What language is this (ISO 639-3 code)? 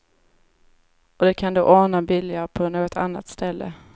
swe